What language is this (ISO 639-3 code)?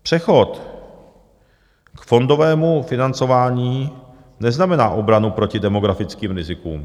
ces